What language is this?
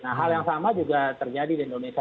Indonesian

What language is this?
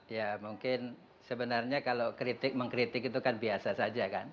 Indonesian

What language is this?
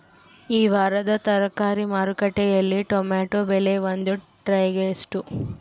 Kannada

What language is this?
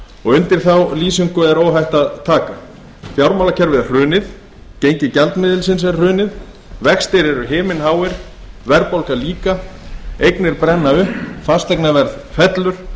Icelandic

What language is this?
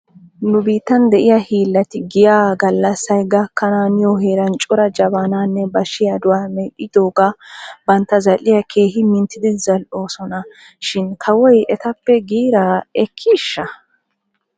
Wolaytta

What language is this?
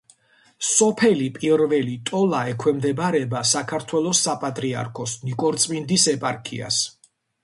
Georgian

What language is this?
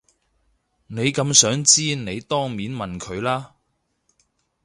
Cantonese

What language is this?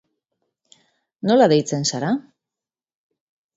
Basque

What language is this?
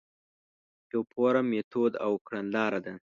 Pashto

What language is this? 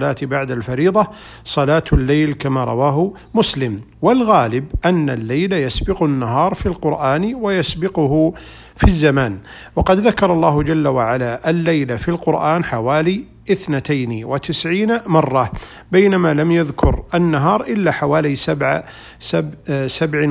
Arabic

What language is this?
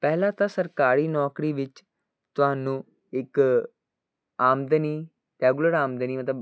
Punjabi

